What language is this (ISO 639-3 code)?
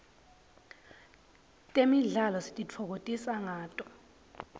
ssw